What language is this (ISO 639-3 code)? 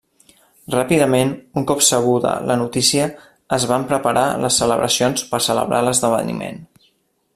cat